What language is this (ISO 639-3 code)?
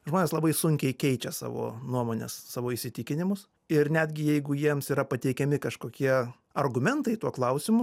lit